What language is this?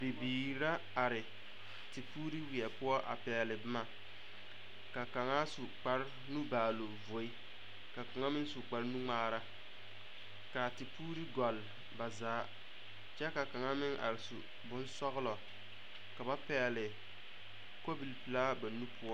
Southern Dagaare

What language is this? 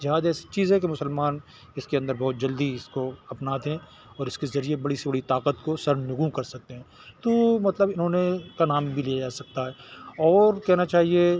Urdu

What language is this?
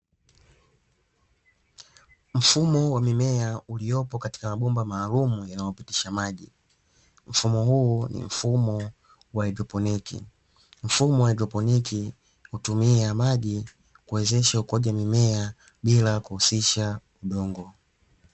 Swahili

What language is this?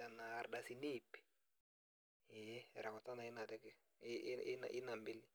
Masai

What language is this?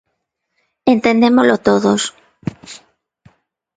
Galician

